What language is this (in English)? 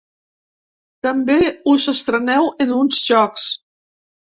Catalan